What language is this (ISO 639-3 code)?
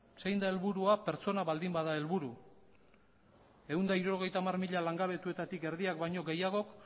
eus